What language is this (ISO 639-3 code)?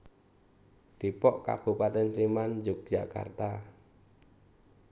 jav